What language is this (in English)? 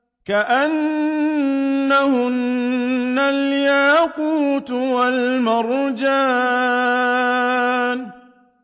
Arabic